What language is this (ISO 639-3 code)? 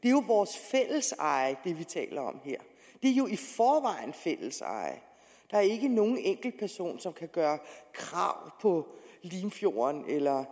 dan